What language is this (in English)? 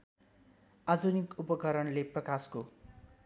Nepali